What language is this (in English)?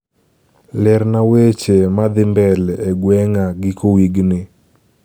Luo (Kenya and Tanzania)